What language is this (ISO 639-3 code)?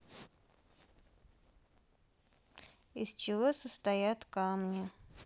rus